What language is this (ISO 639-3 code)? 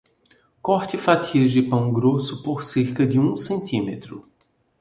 por